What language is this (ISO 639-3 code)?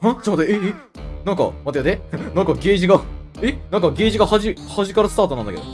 jpn